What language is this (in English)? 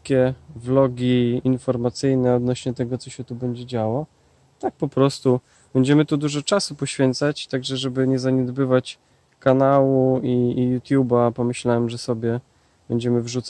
Polish